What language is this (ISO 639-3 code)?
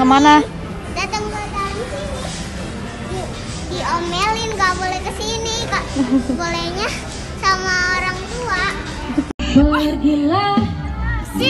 ind